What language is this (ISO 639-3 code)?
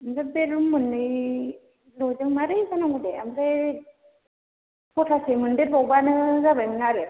brx